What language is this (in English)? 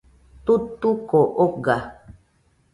Nüpode Huitoto